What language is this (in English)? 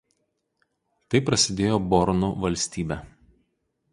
Lithuanian